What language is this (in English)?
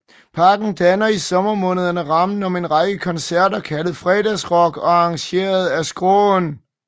Danish